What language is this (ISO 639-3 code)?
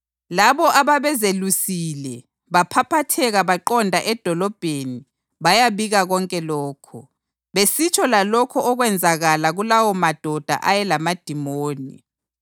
nde